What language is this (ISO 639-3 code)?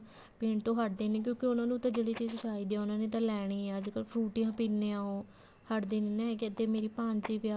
pan